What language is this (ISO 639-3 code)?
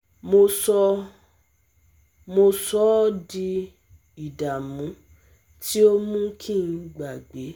yor